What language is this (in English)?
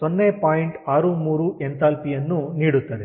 Kannada